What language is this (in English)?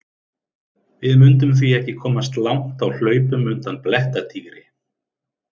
Icelandic